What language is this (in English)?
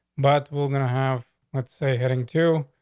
English